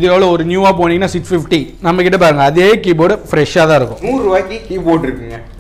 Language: Korean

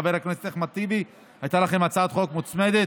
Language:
Hebrew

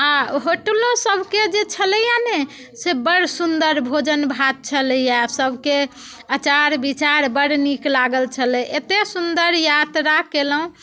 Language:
Maithili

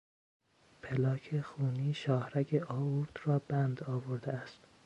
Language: Persian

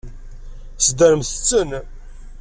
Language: Kabyle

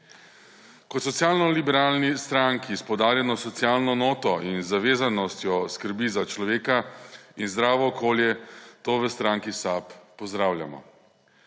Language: Slovenian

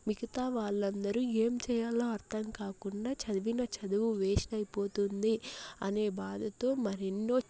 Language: Telugu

